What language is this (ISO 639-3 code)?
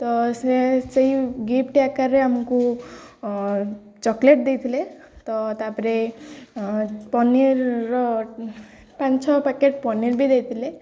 ori